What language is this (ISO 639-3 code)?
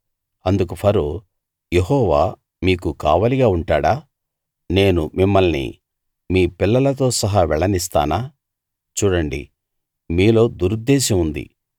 tel